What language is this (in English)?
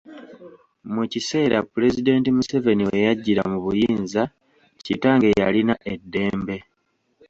Ganda